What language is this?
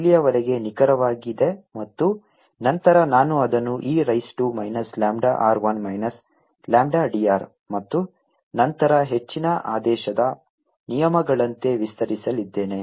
Kannada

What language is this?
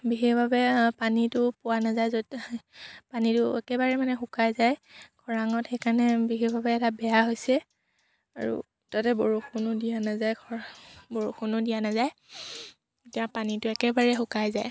Assamese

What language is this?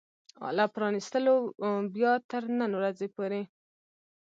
Pashto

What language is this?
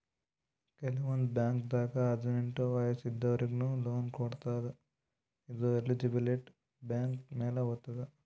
Kannada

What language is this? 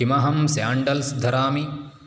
Sanskrit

